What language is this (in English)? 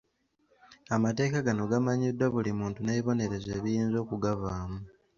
Ganda